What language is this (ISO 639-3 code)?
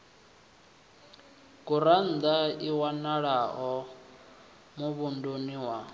ven